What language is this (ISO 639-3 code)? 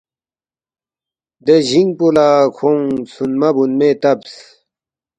bft